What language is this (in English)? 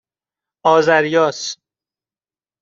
Persian